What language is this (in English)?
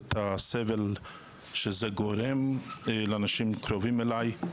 Hebrew